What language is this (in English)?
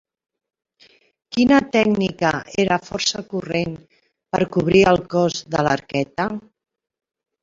Catalan